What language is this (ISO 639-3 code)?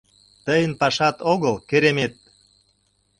chm